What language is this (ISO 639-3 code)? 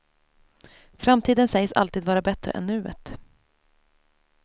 swe